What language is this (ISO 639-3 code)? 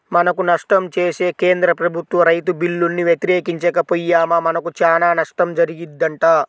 tel